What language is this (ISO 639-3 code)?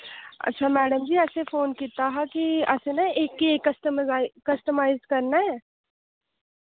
doi